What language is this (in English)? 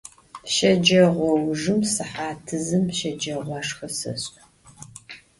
Adyghe